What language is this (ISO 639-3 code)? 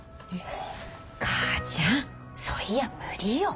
jpn